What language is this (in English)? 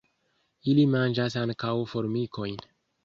Esperanto